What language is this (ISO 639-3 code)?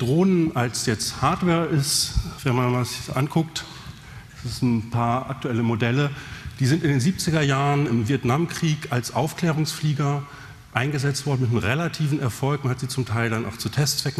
deu